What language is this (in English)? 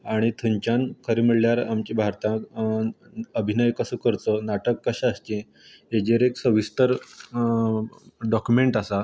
Konkani